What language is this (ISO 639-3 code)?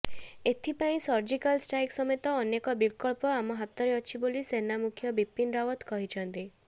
ori